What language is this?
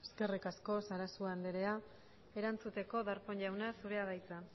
Basque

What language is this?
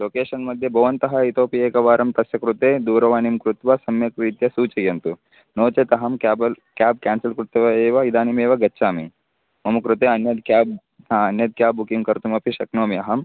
Sanskrit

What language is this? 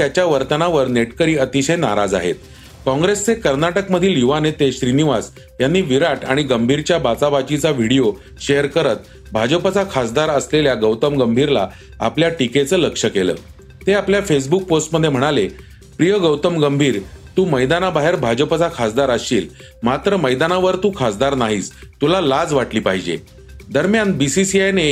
Marathi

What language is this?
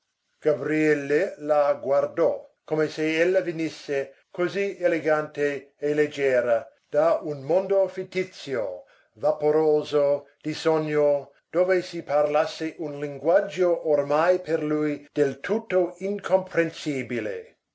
Italian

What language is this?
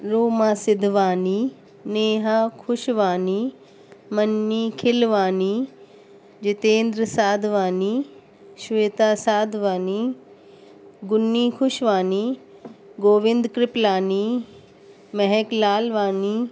Sindhi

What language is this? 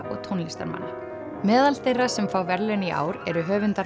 Icelandic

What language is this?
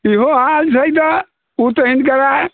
Maithili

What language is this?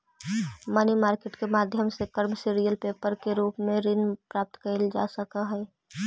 Magahi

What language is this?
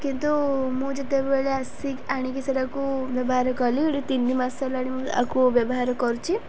Odia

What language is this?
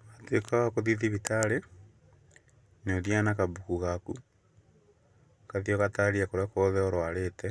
Kikuyu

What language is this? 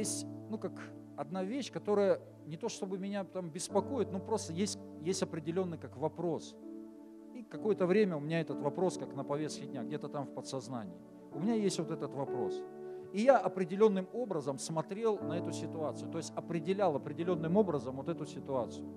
Russian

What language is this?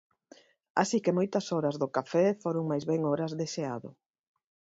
Galician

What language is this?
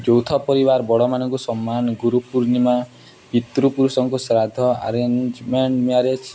Odia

